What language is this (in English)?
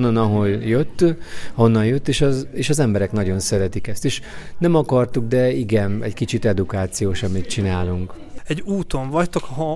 Hungarian